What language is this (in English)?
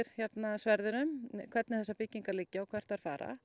Icelandic